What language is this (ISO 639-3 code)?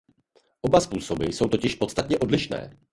ces